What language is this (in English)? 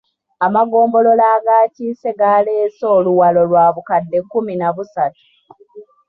Ganda